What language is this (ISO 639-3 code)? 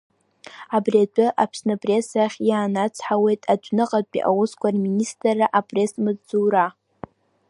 abk